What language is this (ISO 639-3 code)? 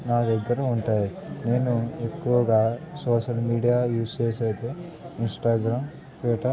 tel